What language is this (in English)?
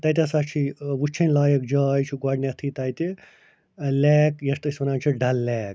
Kashmiri